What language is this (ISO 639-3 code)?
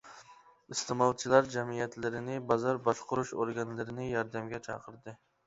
uig